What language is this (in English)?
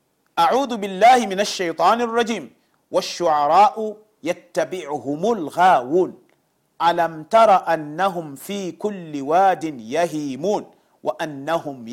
Swahili